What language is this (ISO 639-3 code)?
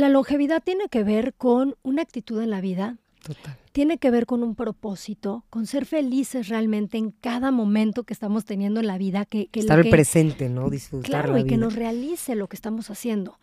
spa